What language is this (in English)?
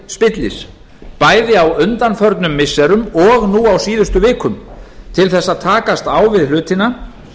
Icelandic